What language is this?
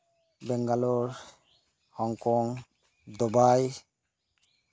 Santali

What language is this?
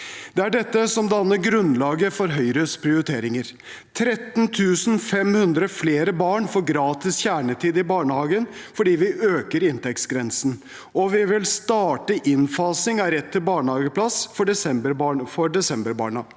Norwegian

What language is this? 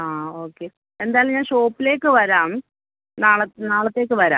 Malayalam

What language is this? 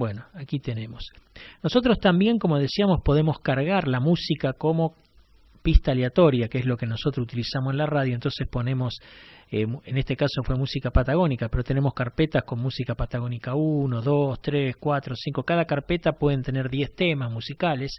Spanish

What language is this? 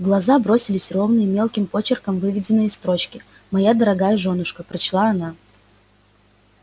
Russian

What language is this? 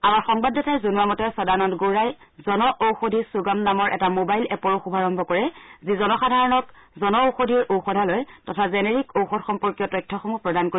Assamese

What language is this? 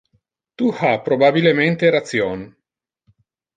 Interlingua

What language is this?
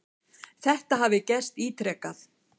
Icelandic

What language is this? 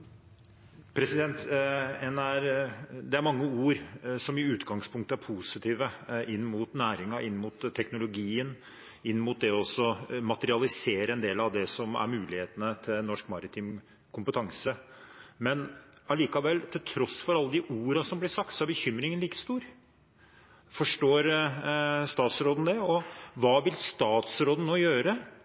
Norwegian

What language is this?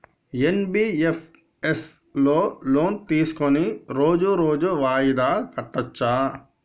Telugu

